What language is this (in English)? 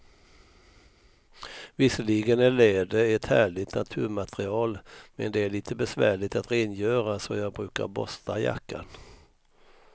Swedish